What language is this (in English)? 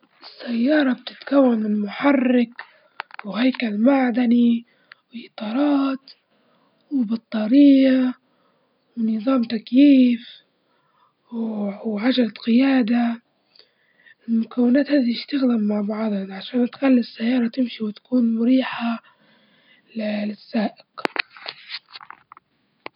Libyan Arabic